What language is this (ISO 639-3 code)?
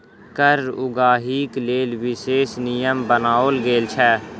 mai